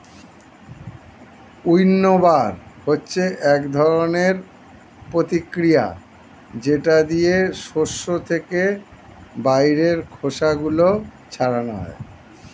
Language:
Bangla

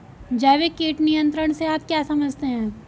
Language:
Hindi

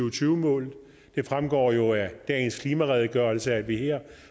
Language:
Danish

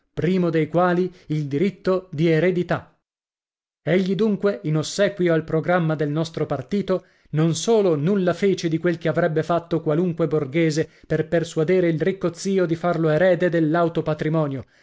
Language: Italian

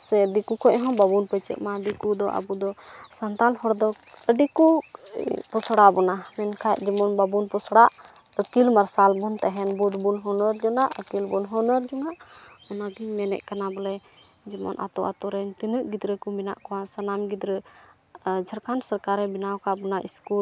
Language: Santali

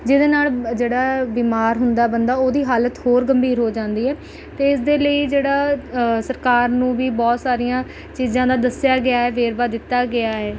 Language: Punjabi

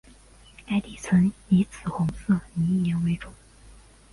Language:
Chinese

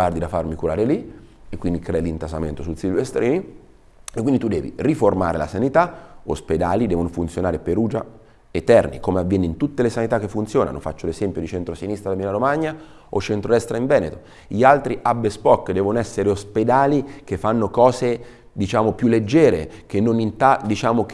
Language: Italian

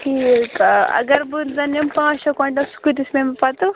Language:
Kashmiri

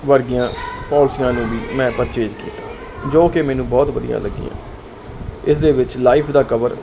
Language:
Punjabi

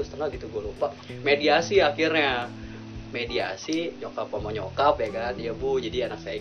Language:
Indonesian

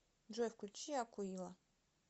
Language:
Russian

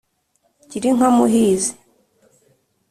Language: Kinyarwanda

